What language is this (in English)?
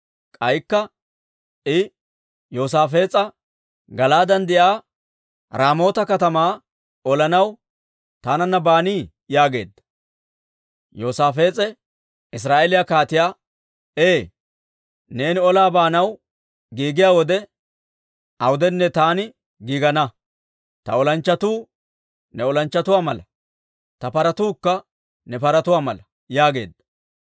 Dawro